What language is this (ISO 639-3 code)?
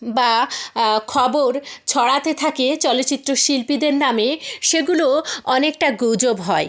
ben